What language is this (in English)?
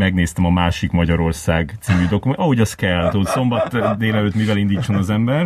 Hungarian